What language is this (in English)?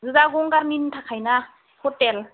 Bodo